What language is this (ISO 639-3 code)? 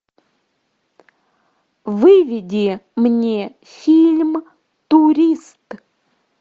rus